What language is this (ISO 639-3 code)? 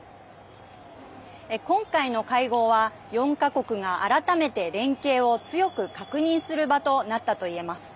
jpn